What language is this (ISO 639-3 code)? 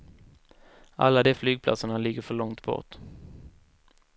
swe